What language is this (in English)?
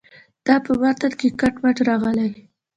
Pashto